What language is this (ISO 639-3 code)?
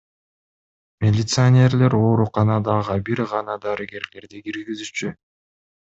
kir